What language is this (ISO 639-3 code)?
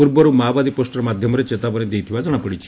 ori